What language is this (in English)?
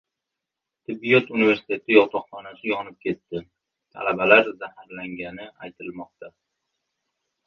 Uzbek